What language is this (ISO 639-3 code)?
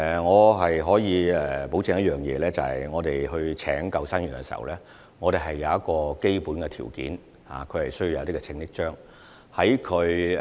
yue